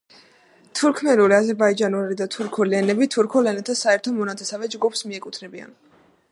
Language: Georgian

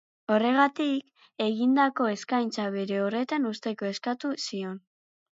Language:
Basque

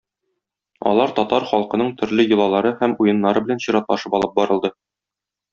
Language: Tatar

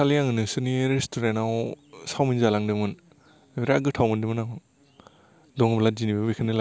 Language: Bodo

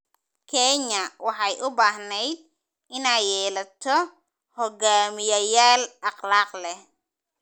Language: Somali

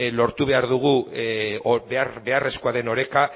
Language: Basque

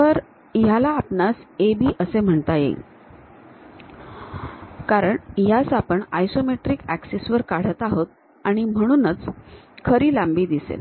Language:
Marathi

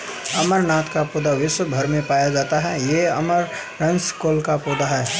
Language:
Hindi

